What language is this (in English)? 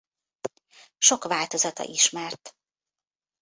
Hungarian